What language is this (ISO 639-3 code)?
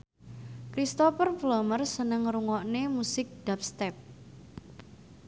jav